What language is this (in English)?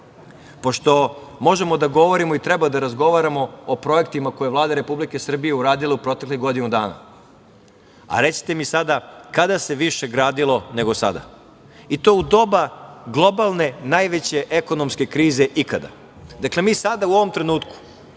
Serbian